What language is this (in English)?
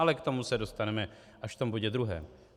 Czech